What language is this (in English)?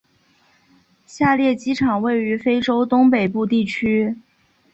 Chinese